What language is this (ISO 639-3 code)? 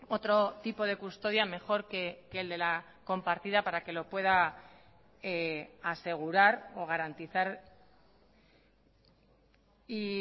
spa